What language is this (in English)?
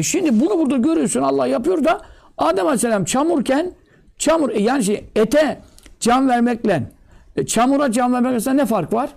Turkish